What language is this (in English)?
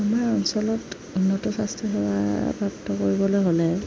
Assamese